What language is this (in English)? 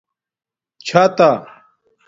Domaaki